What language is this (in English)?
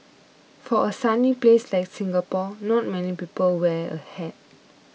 English